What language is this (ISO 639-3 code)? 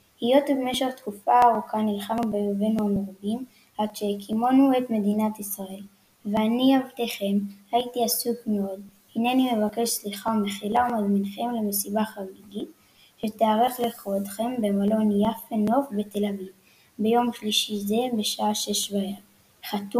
heb